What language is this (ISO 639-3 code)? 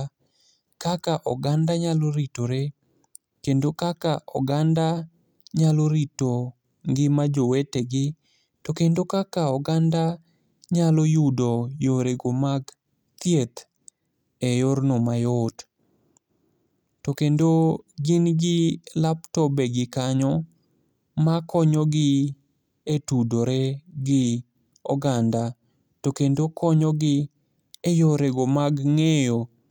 luo